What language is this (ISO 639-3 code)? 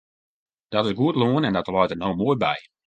fry